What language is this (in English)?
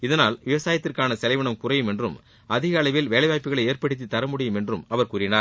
Tamil